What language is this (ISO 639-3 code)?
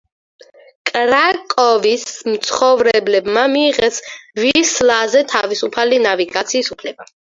kat